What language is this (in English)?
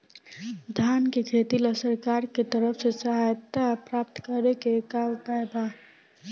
Bhojpuri